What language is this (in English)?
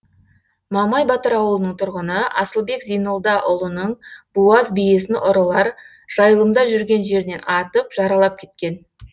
Kazakh